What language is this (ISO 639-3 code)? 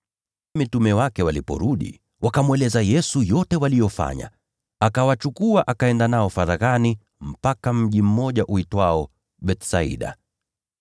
swa